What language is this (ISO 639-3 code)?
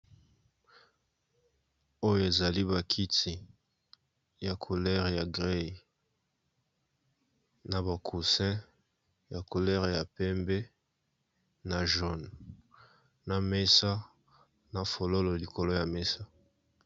lin